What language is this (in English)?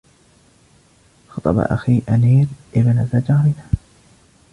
Arabic